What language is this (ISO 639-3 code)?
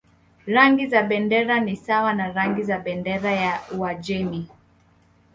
swa